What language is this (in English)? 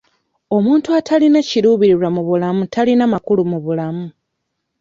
Ganda